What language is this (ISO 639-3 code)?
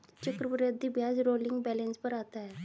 hin